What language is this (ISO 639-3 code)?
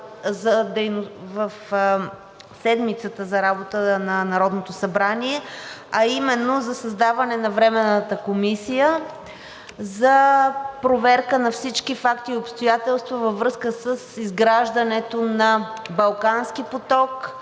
bul